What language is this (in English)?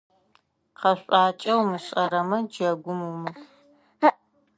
Adyghe